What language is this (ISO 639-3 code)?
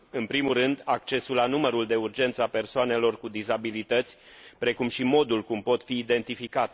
ron